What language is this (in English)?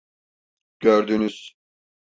Turkish